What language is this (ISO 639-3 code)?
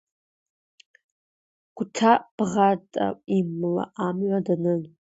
abk